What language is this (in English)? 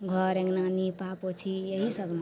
Maithili